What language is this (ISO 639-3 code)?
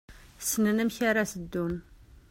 kab